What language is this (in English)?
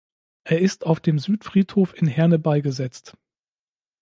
German